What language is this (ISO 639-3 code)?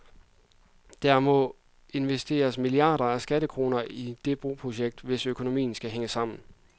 dan